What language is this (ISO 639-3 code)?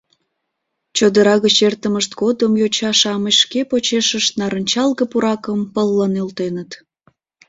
chm